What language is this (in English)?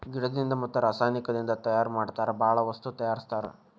Kannada